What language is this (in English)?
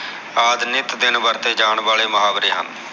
Punjabi